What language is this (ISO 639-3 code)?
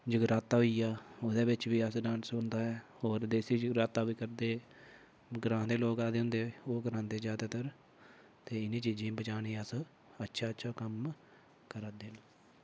doi